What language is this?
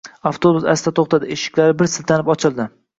Uzbek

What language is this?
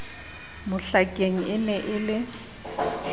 Southern Sotho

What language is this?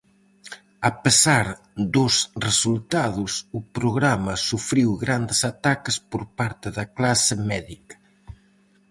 Galician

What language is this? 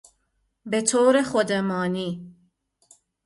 Persian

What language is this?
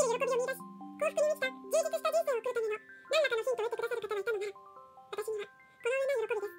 Japanese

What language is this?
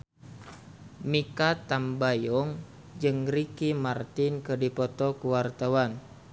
Sundanese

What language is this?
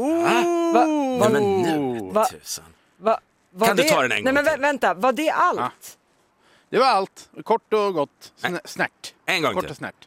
Swedish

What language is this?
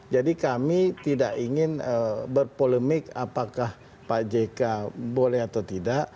Indonesian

